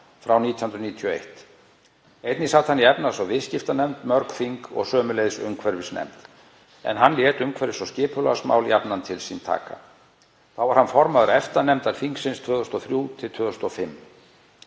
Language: Icelandic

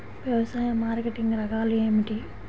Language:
Telugu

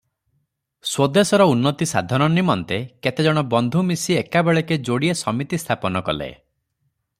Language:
Odia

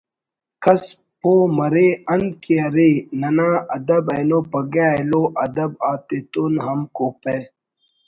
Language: Brahui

